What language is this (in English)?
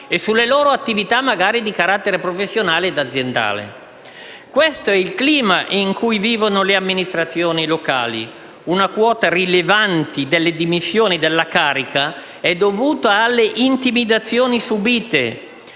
Italian